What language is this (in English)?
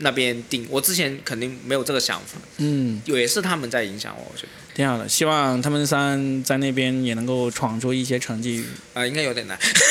Chinese